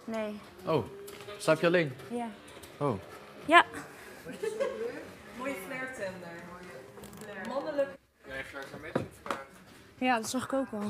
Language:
Dutch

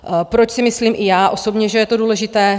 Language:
Czech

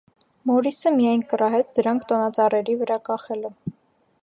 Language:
Armenian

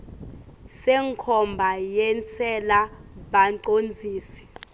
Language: Swati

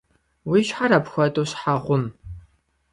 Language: Kabardian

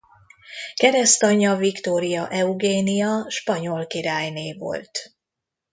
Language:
Hungarian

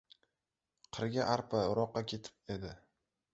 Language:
Uzbek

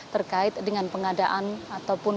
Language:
Indonesian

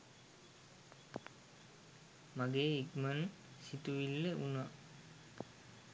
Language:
Sinhala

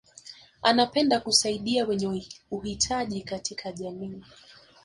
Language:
Swahili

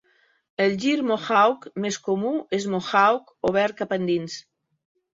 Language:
Catalan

